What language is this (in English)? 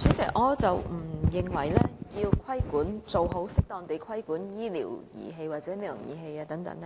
Cantonese